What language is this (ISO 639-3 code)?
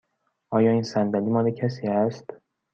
fas